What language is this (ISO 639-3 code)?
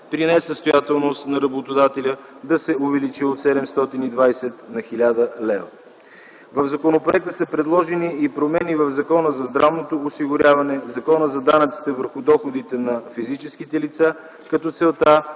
bul